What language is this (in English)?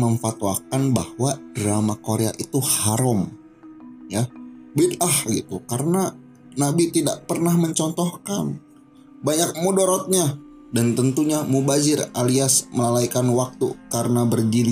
Indonesian